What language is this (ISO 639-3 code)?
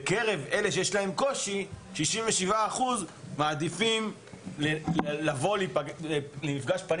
heb